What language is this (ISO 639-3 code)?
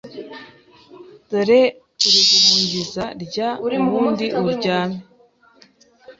kin